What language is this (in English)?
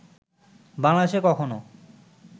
Bangla